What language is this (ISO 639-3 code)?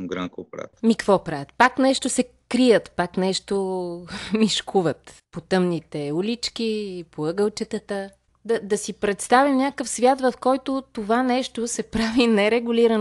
bul